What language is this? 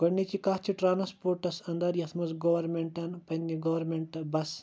Kashmiri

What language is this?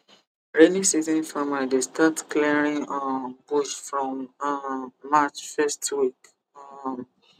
Nigerian Pidgin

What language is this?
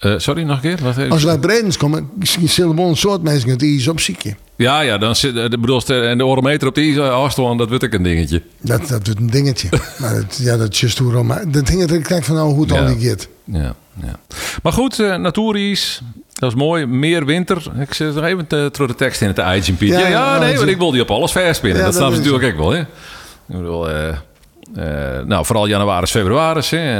Dutch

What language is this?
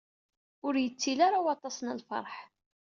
Kabyle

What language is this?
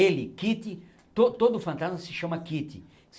Portuguese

